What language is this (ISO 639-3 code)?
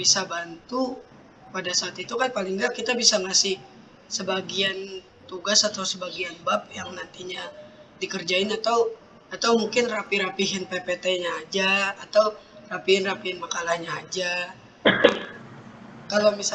ind